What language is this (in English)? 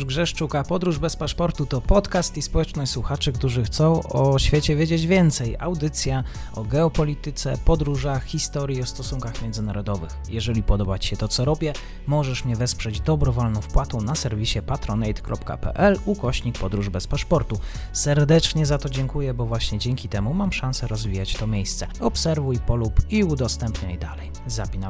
Polish